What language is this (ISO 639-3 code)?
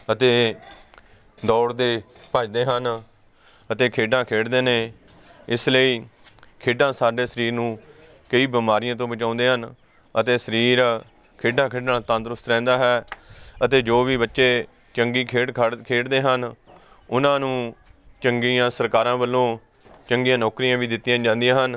pan